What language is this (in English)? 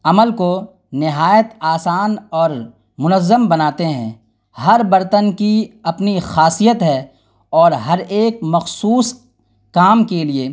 Urdu